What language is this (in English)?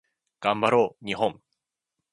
Japanese